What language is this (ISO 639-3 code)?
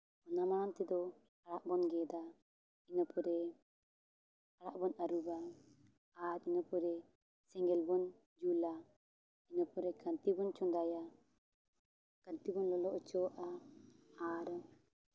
sat